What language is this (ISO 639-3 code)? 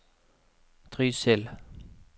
nor